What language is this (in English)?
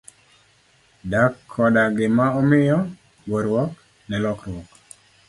Luo (Kenya and Tanzania)